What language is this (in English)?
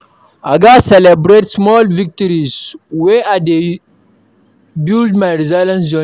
Nigerian Pidgin